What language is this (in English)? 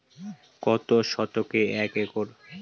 Bangla